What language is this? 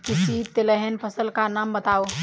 Hindi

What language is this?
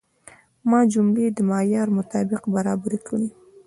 Pashto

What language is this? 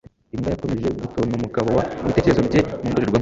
Kinyarwanda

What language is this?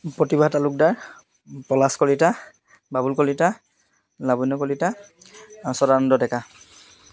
Assamese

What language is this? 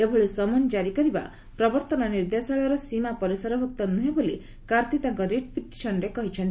Odia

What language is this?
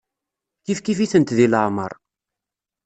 Kabyle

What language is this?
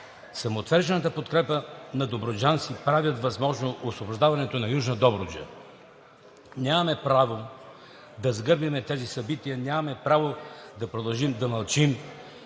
Bulgarian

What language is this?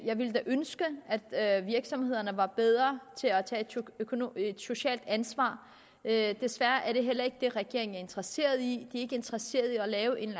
Danish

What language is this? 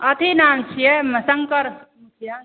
Maithili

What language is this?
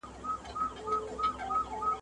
Pashto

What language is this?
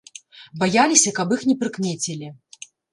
Belarusian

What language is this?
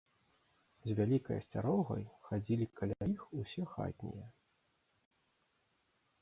Belarusian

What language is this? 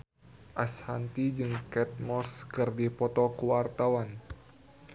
Sundanese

